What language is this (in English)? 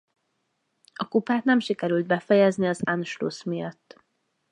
Hungarian